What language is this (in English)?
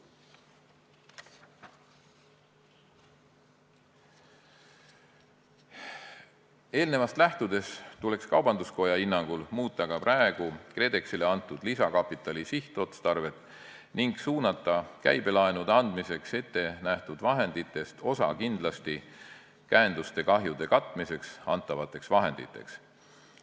Estonian